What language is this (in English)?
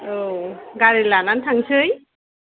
Bodo